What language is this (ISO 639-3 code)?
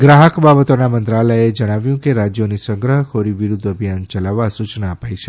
guj